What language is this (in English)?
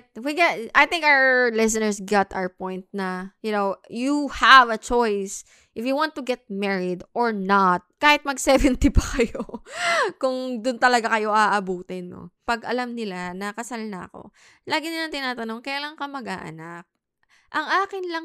Filipino